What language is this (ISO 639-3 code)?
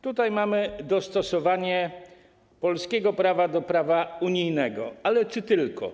pol